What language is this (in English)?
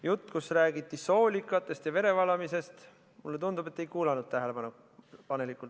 Estonian